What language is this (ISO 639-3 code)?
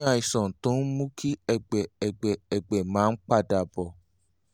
yor